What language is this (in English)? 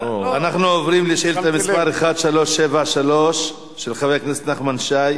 Hebrew